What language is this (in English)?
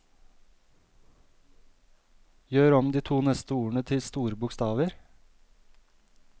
Norwegian